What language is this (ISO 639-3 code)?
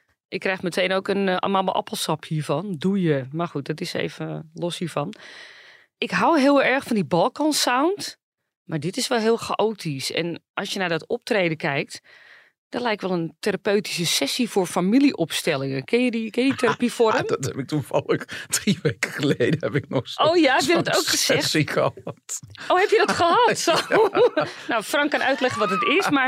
nld